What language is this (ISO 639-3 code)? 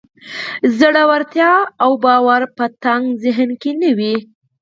pus